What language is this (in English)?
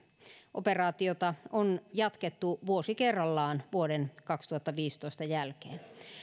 Finnish